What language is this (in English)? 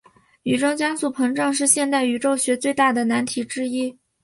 Chinese